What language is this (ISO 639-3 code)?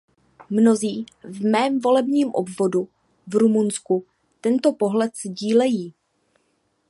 ces